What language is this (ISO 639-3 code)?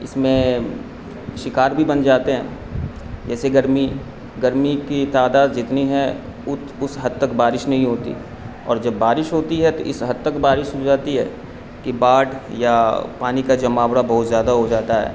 urd